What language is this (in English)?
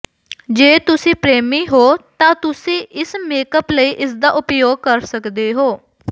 Punjabi